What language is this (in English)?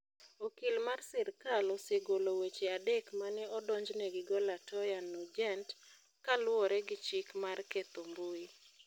Luo (Kenya and Tanzania)